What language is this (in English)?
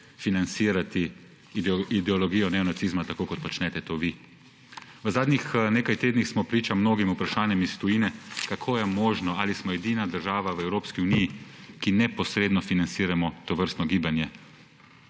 Slovenian